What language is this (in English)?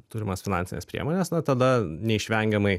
Lithuanian